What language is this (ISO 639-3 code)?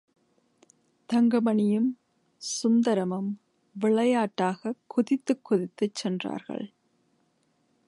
tam